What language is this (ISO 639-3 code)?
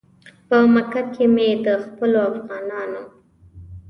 pus